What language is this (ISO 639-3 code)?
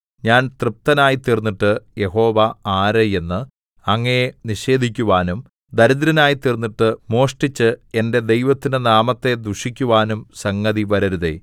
mal